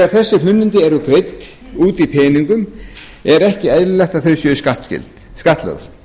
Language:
Icelandic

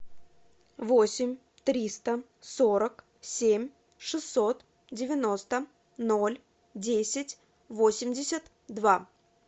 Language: Russian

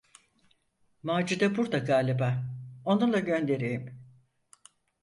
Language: Turkish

